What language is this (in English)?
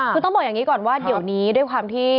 Thai